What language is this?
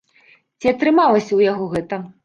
Belarusian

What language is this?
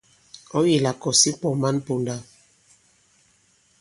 Bankon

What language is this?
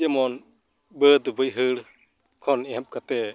Santali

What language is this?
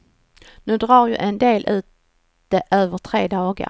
Swedish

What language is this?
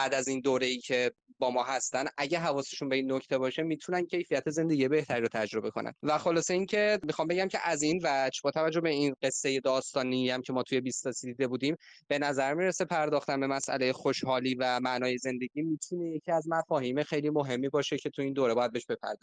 Persian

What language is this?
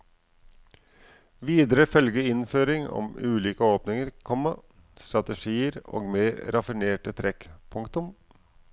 Norwegian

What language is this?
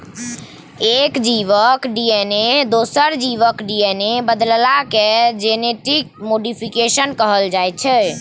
Maithili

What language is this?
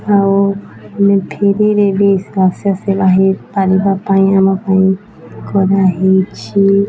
Odia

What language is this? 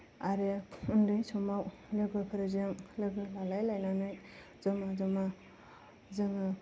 Bodo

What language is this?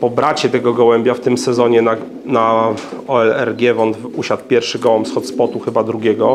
Polish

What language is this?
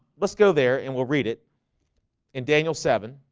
English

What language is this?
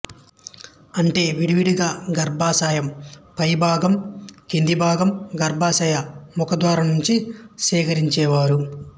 Telugu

